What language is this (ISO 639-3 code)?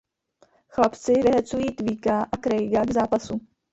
ces